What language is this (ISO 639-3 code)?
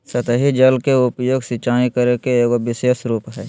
mag